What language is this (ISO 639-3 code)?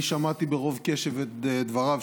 heb